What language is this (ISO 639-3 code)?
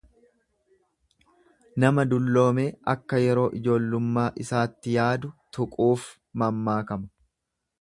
orm